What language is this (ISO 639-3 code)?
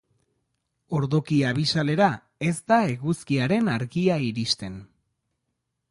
eus